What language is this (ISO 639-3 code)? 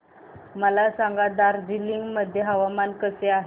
mar